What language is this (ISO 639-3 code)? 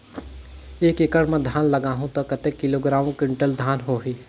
hne